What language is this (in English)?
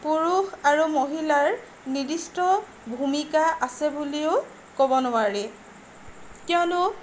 Assamese